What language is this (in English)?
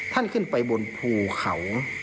Thai